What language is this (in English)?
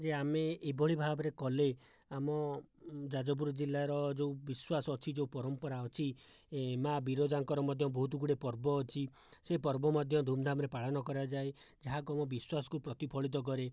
Odia